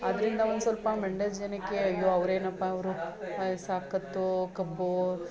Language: Kannada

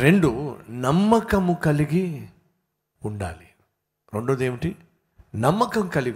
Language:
Telugu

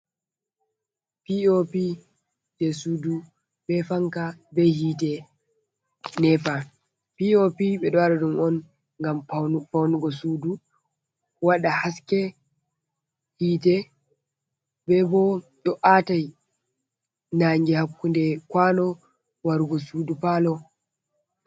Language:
Fula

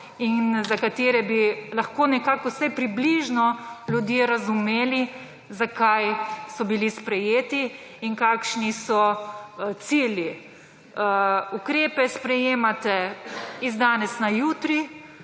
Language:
Slovenian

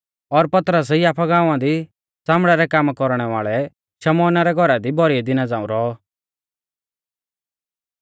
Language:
Mahasu Pahari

